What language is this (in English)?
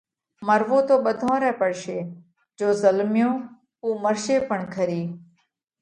Parkari Koli